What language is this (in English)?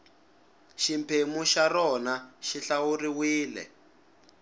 Tsonga